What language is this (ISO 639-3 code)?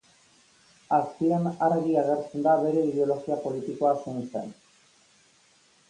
eus